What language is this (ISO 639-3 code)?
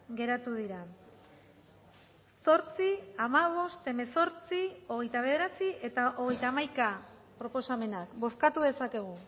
eus